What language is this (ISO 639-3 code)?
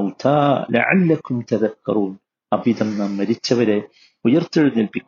mal